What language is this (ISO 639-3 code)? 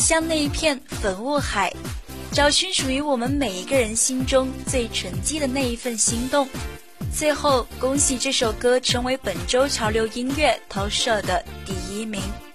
zho